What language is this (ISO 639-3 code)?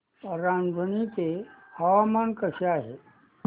mar